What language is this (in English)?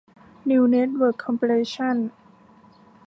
Thai